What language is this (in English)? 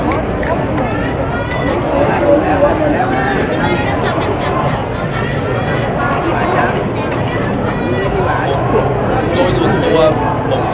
Thai